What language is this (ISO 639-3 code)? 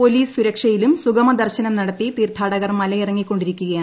mal